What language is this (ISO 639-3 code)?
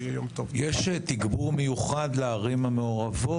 heb